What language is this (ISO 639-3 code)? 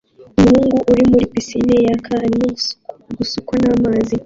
kin